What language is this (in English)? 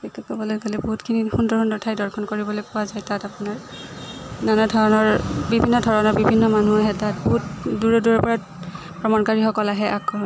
Assamese